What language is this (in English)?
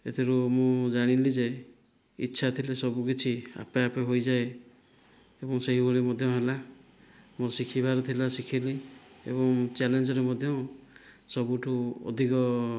Odia